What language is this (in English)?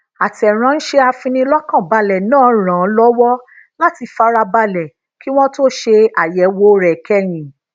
Yoruba